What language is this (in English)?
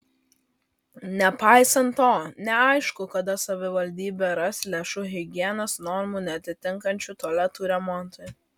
Lithuanian